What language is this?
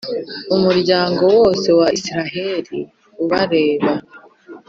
Kinyarwanda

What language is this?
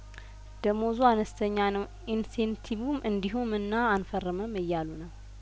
Amharic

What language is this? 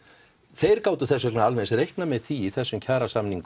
Icelandic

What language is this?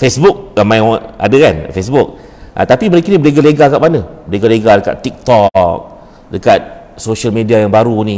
Malay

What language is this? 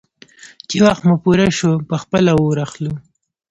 Pashto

